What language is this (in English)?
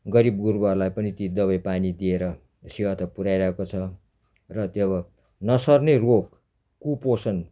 Nepali